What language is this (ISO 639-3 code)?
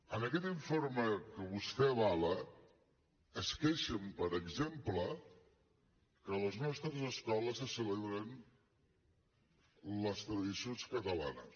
cat